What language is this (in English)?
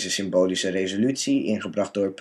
Dutch